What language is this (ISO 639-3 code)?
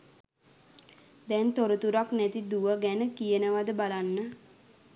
sin